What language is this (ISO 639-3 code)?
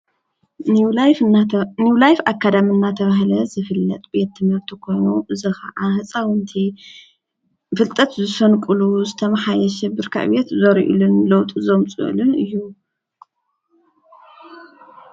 tir